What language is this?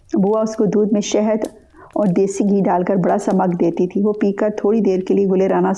Urdu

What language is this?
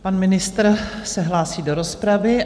Czech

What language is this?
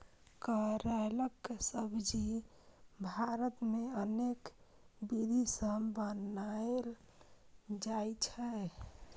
Maithili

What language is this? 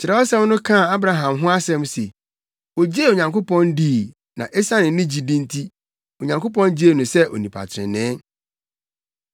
Akan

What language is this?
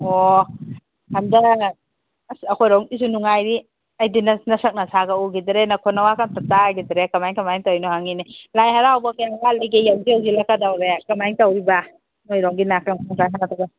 Manipuri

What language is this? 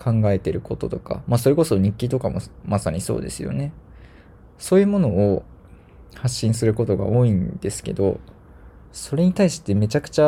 Japanese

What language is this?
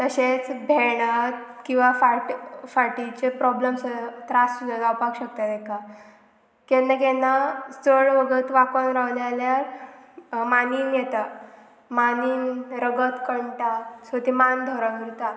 Konkani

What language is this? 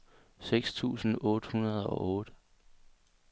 Danish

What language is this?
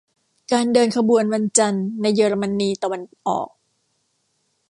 Thai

